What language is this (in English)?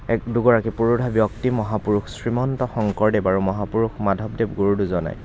Assamese